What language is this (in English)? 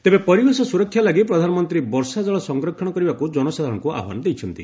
Odia